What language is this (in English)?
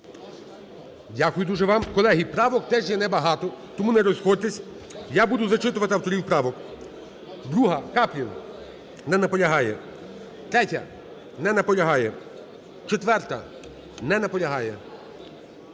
Ukrainian